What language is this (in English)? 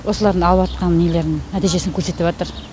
Kazakh